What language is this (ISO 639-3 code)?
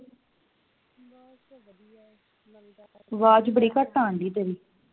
pan